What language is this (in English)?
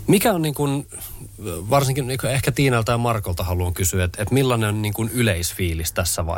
Finnish